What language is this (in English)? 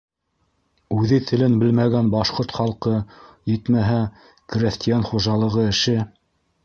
Bashkir